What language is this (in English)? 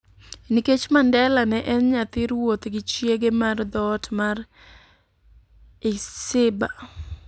Luo (Kenya and Tanzania)